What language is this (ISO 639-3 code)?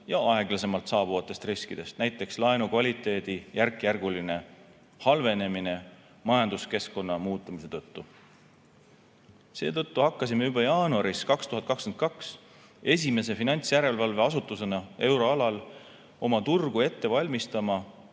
est